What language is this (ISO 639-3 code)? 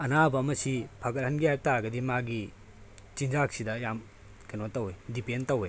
mni